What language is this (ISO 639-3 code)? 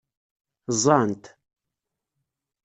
kab